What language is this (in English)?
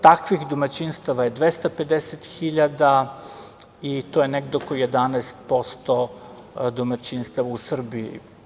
Serbian